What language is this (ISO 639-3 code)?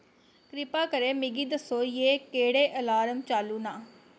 doi